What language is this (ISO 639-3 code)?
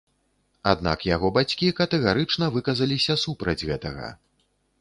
bel